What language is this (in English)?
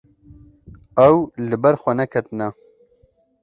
Kurdish